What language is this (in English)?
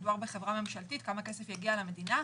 Hebrew